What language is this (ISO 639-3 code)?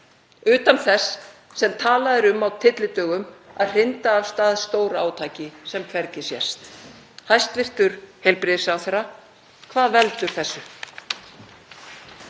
isl